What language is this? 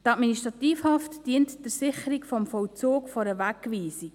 Swiss German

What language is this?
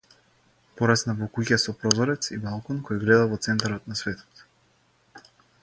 Macedonian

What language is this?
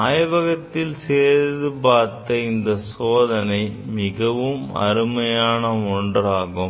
Tamil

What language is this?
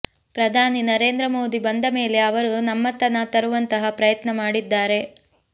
Kannada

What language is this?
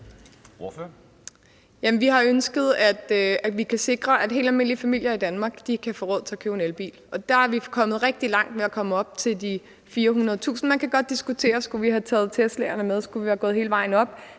Danish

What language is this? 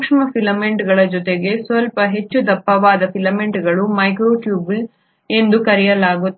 Kannada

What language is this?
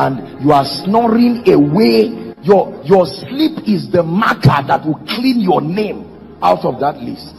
English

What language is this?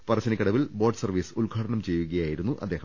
Malayalam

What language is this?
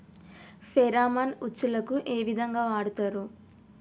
Telugu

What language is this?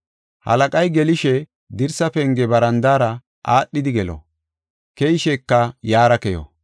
Gofa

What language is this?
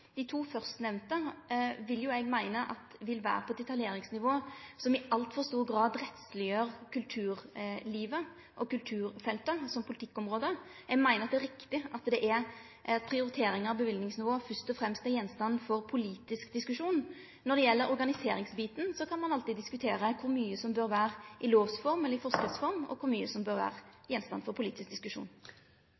Norwegian Nynorsk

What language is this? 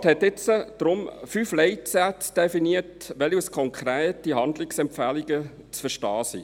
Swiss German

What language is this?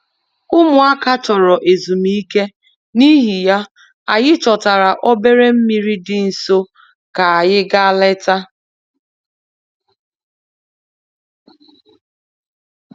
Igbo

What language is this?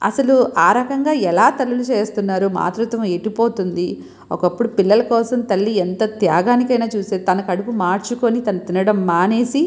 Telugu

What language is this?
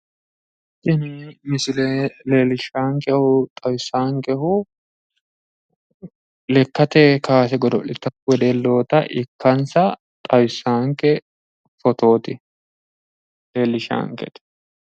Sidamo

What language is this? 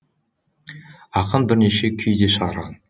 Kazakh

